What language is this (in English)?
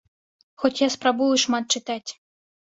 Belarusian